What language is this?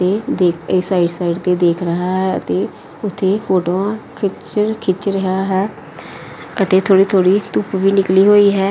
Punjabi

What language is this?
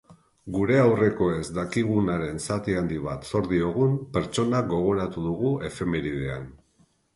Basque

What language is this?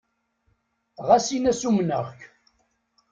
Kabyle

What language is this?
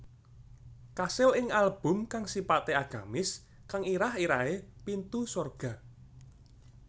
Javanese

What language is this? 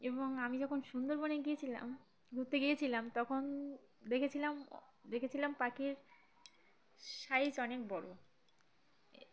Bangla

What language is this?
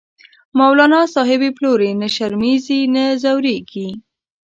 Pashto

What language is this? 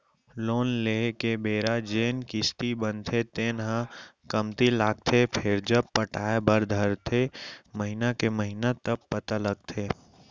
Chhattisgarhi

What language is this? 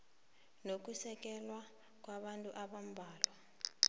South Ndebele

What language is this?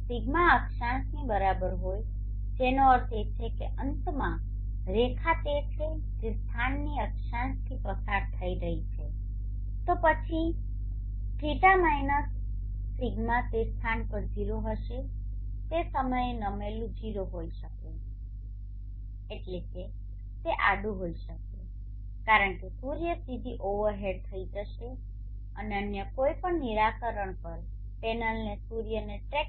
Gujarati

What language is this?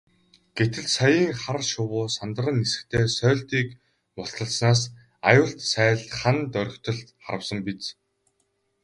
Mongolian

